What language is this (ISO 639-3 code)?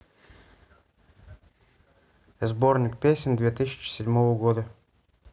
rus